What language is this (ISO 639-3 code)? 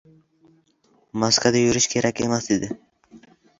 uzb